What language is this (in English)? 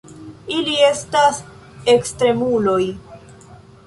Esperanto